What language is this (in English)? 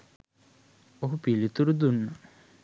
Sinhala